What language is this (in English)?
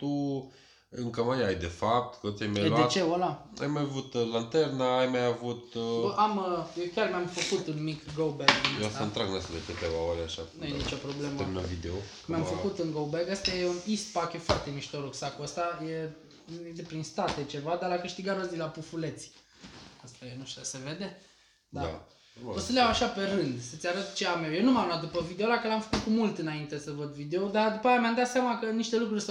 Romanian